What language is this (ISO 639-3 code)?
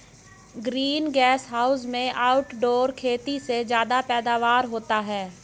hin